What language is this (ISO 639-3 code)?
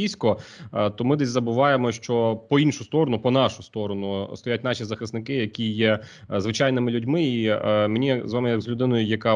ukr